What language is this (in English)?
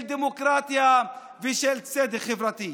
Hebrew